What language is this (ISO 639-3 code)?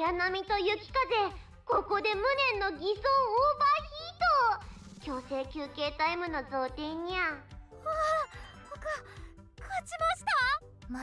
jpn